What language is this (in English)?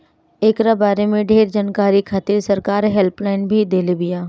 Bhojpuri